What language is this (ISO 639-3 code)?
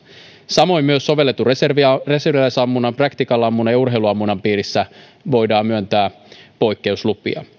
fin